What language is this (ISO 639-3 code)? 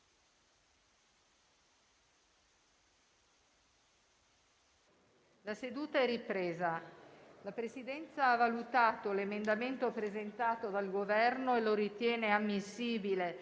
ita